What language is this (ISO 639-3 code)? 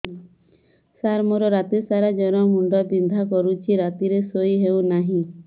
ori